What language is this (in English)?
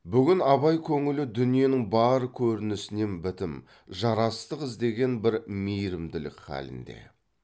Kazakh